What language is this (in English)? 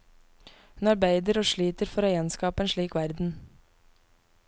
Norwegian